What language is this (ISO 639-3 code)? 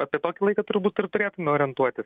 lit